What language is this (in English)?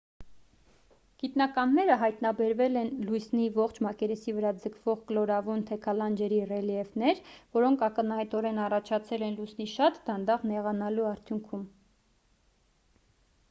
Armenian